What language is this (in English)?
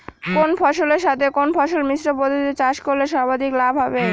Bangla